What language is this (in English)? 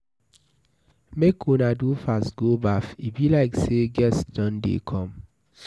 Nigerian Pidgin